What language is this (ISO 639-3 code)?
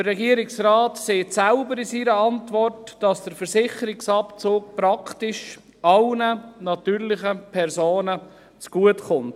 gsw